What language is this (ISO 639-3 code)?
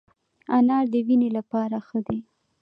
pus